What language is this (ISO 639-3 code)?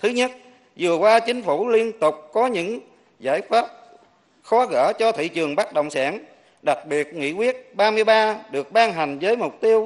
vie